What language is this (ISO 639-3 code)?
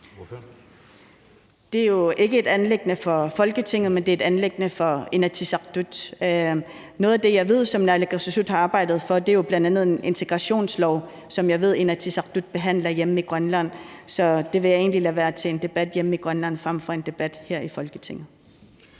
dan